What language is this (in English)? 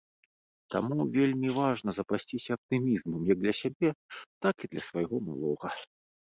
Belarusian